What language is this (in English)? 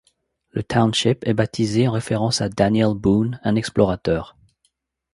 French